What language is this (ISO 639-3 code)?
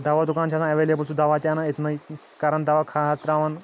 kas